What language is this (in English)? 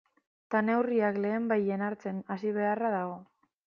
Basque